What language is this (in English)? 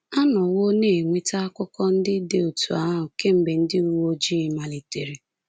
Igbo